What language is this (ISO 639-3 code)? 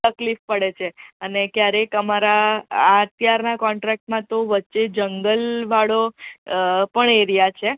guj